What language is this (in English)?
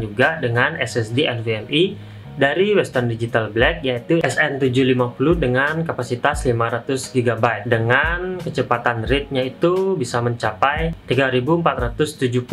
Indonesian